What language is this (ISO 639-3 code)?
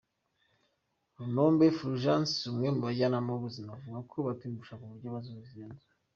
kin